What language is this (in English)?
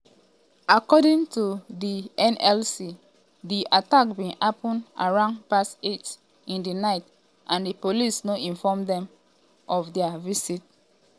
Nigerian Pidgin